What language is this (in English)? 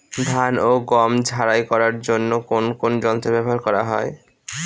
Bangla